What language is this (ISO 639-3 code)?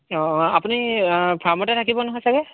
asm